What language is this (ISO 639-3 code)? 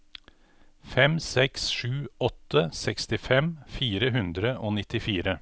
nor